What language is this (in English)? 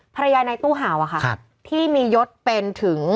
Thai